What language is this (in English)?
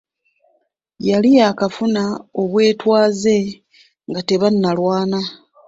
Ganda